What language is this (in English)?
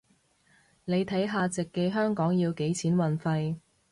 Cantonese